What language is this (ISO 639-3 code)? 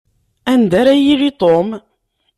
kab